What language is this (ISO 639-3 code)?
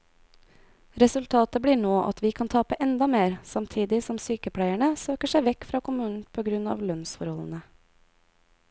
nor